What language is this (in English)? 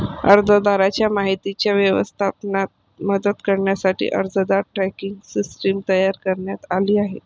Marathi